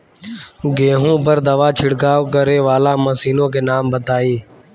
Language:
Bhojpuri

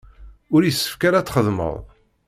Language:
Kabyle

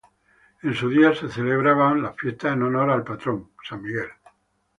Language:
Spanish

